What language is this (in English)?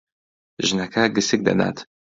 Central Kurdish